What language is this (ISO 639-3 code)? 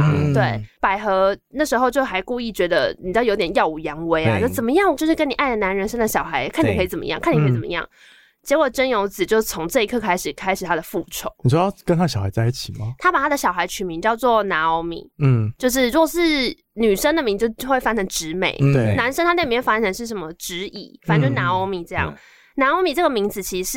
zho